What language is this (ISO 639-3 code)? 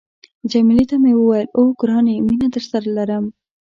pus